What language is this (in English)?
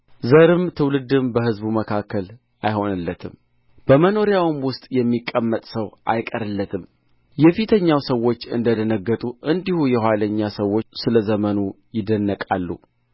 Amharic